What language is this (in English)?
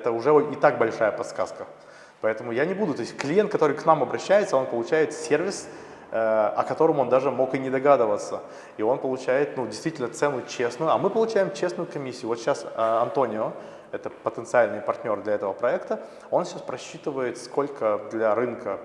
Russian